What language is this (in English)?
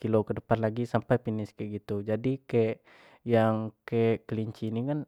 Jambi Malay